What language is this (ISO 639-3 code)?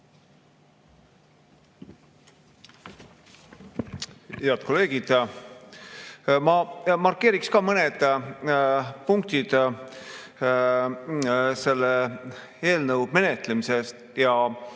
est